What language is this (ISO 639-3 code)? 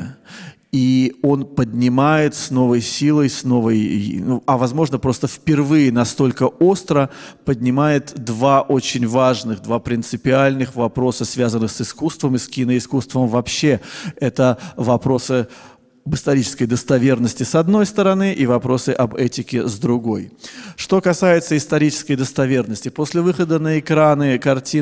rus